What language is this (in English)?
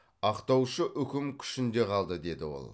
Kazakh